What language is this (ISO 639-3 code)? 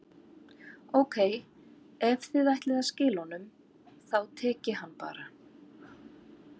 isl